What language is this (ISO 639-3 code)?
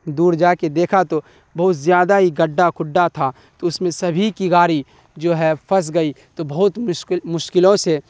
urd